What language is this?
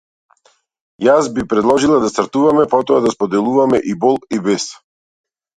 Macedonian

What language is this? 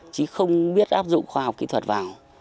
Vietnamese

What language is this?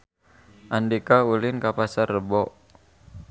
Sundanese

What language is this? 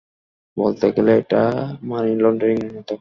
Bangla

